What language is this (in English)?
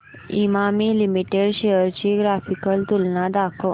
Marathi